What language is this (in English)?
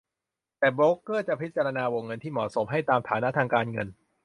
Thai